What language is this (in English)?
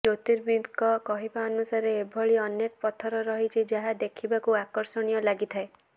Odia